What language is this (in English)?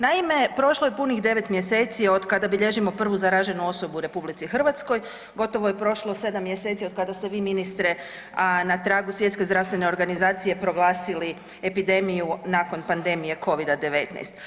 Croatian